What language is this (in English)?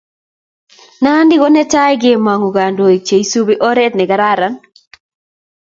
Kalenjin